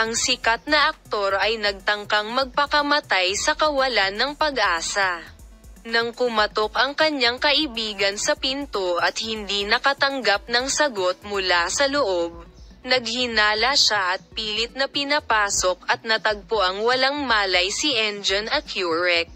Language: Filipino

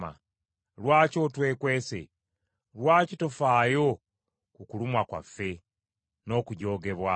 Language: Ganda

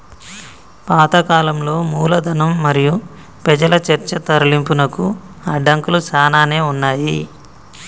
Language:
Telugu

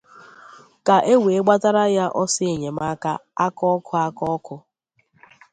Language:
Igbo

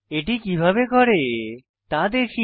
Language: Bangla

